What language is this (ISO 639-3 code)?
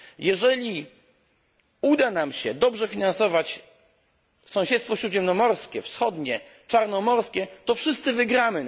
pol